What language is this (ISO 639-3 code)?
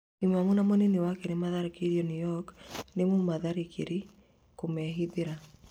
kik